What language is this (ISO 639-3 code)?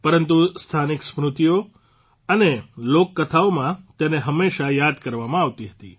guj